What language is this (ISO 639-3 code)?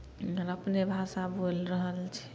mai